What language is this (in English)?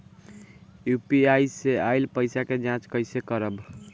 Bhojpuri